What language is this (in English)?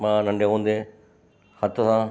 Sindhi